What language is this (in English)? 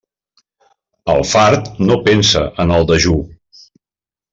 Catalan